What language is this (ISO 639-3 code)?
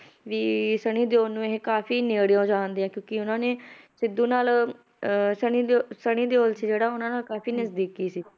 pan